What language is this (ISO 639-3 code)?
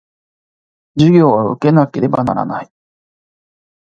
jpn